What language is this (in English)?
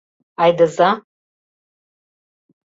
Mari